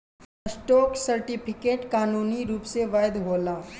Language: Bhojpuri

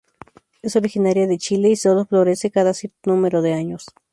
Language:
Spanish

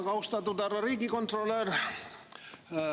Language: Estonian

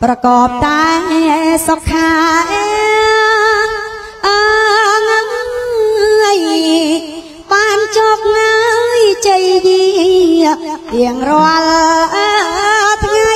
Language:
Thai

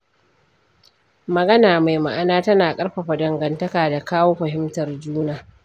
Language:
Hausa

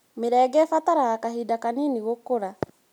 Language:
Kikuyu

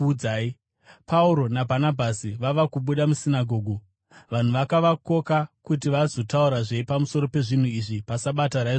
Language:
Shona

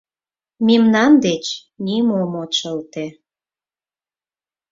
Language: Mari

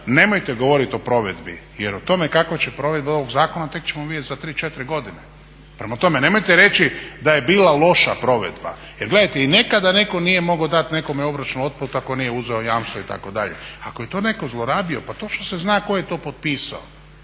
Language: Croatian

